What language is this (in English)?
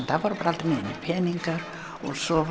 Icelandic